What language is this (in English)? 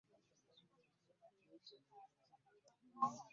Ganda